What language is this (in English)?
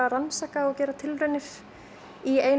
Icelandic